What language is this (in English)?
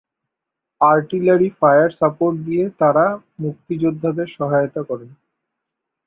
Bangla